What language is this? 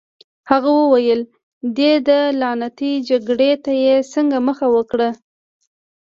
Pashto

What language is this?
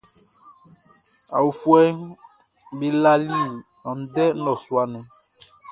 Baoulé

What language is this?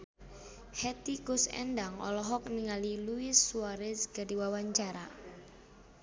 Sundanese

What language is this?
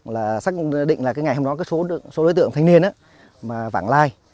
Vietnamese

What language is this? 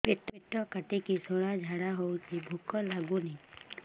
Odia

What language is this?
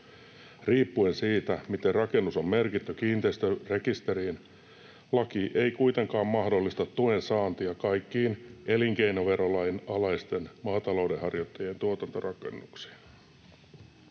Finnish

